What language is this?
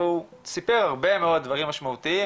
Hebrew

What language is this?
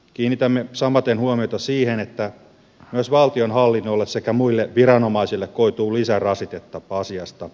Finnish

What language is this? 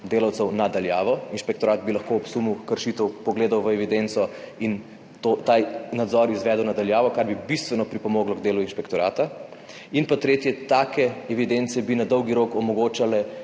Slovenian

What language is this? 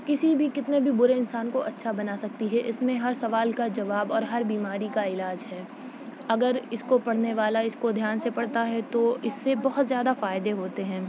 Urdu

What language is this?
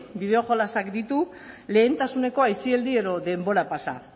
Basque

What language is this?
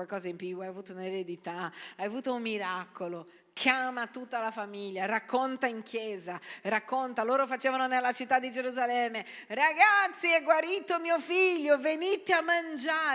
Italian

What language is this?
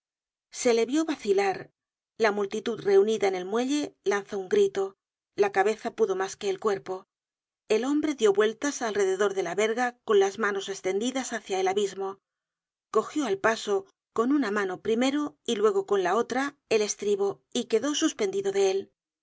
Spanish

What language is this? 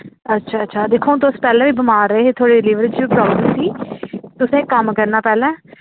Dogri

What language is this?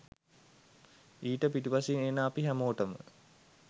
Sinhala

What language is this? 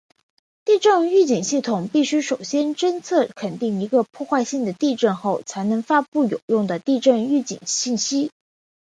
Chinese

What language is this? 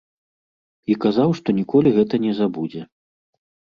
Belarusian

